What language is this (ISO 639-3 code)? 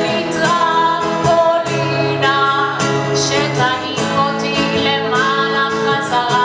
heb